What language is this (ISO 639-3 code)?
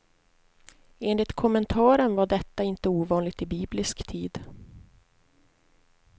swe